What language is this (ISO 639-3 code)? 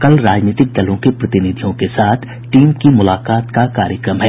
hin